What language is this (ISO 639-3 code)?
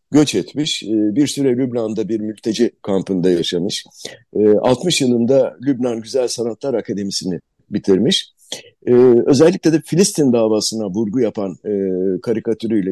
tur